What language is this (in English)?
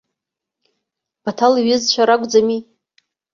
Abkhazian